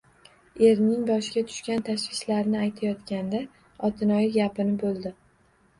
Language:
Uzbek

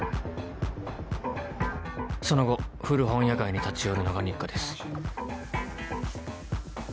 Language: Japanese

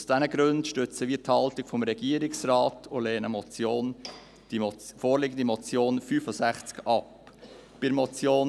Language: Swiss German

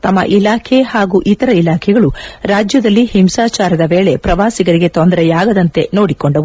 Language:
Kannada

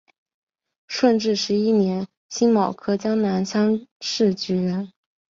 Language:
Chinese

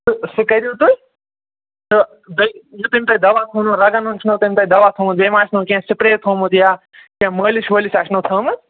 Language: Kashmiri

